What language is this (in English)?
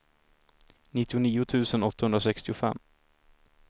Swedish